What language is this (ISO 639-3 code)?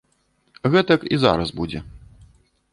bel